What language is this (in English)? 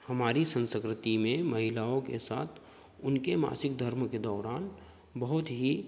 Hindi